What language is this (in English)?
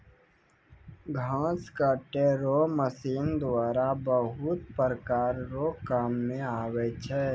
Maithili